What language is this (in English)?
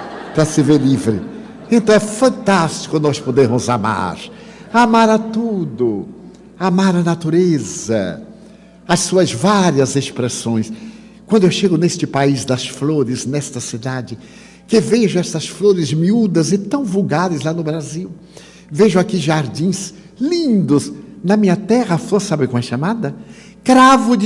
Portuguese